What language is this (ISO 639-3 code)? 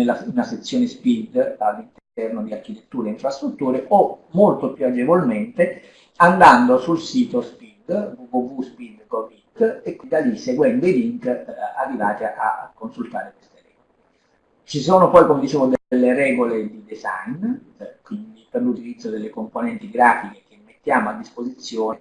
ita